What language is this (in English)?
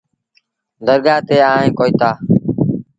Sindhi Bhil